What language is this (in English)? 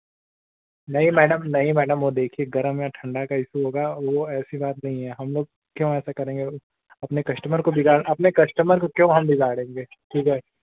Hindi